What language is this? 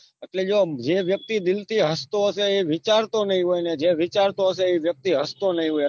Gujarati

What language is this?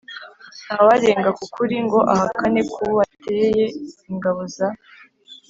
Kinyarwanda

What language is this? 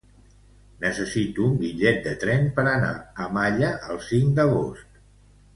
Catalan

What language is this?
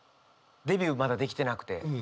Japanese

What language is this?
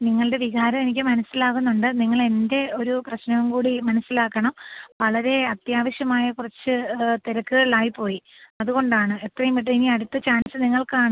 Malayalam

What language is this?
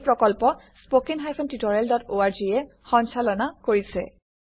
Assamese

